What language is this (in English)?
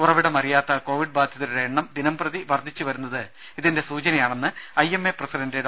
Malayalam